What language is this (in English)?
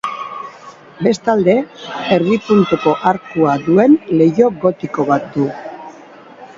Basque